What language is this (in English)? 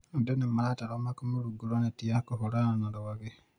Kikuyu